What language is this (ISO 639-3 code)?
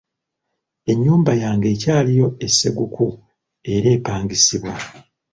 lug